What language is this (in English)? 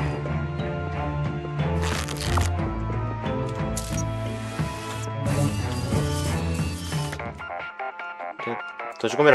Japanese